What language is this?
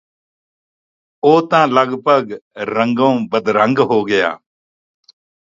Punjabi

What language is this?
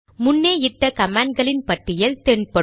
Tamil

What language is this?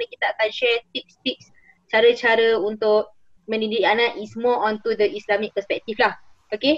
Malay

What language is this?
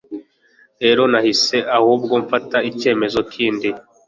Kinyarwanda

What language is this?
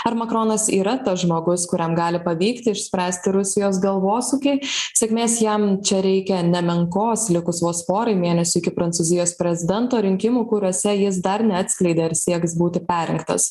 Lithuanian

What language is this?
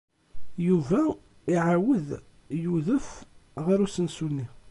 Kabyle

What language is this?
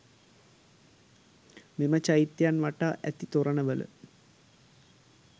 Sinhala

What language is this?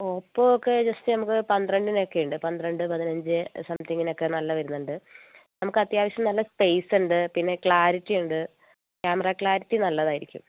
Malayalam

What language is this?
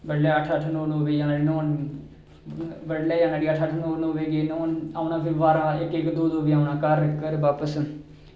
Dogri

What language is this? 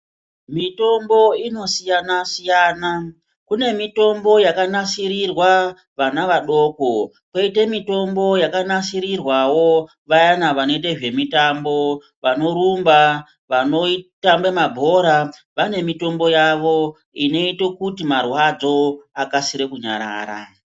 Ndau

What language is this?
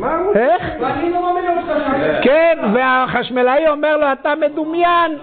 Hebrew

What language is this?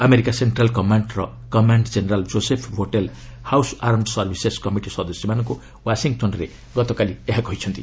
Odia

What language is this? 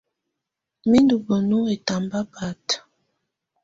Tunen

